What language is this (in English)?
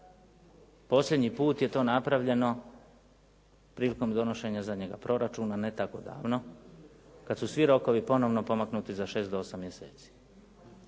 Croatian